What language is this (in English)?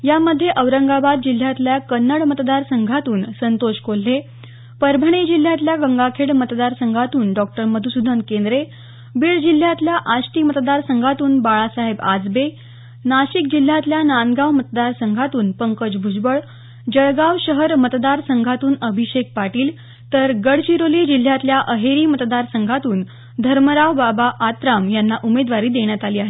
Marathi